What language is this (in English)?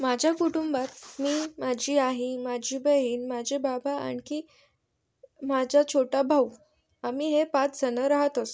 Marathi